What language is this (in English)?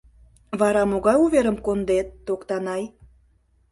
Mari